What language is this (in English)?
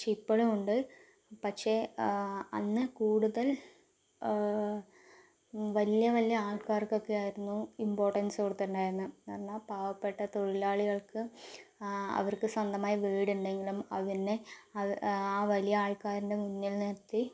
Malayalam